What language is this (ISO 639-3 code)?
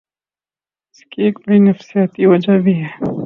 urd